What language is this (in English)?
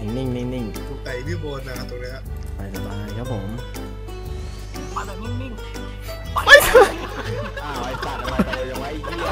Thai